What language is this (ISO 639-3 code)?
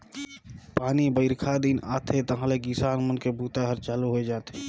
hne